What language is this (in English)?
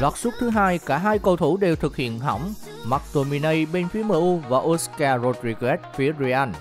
Vietnamese